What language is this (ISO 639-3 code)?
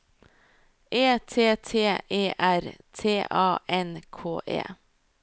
nor